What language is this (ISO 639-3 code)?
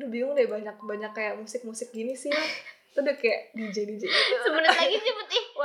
ind